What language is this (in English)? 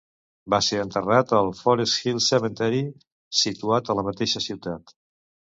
Catalan